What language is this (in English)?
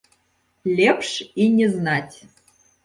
Belarusian